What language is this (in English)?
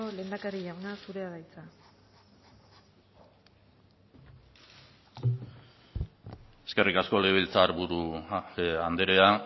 Basque